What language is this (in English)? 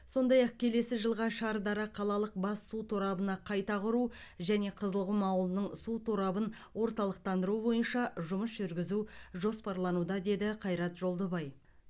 Kazakh